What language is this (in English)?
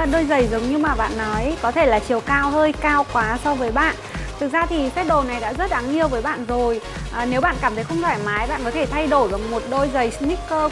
Vietnamese